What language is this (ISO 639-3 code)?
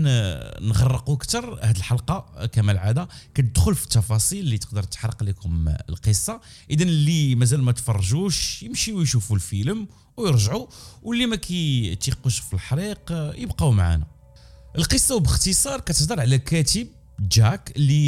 ara